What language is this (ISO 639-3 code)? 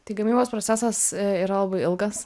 lit